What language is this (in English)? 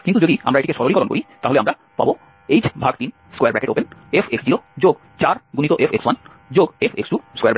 Bangla